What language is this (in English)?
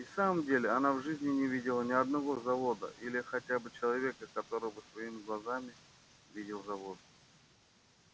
Russian